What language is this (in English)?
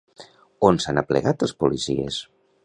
Catalan